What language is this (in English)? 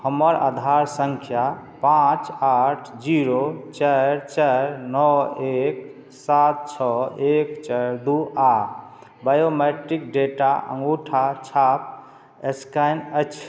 Maithili